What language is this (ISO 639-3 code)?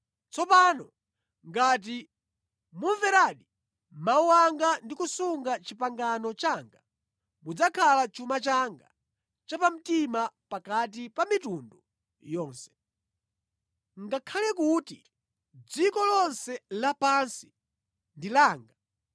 nya